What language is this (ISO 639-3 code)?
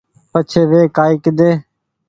gig